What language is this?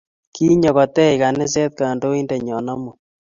Kalenjin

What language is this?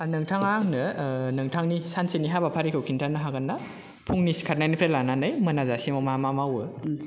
Bodo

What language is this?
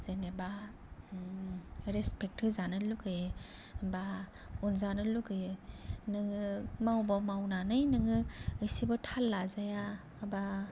Bodo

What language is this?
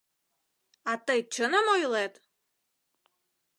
Mari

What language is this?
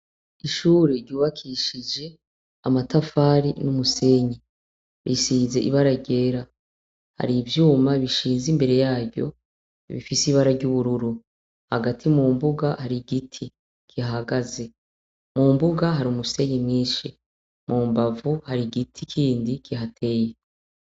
Rundi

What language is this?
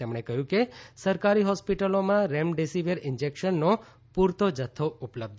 Gujarati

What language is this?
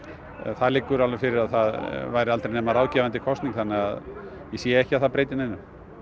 Icelandic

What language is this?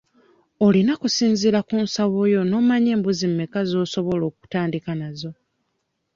Ganda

